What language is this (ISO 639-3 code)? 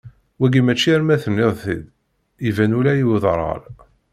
kab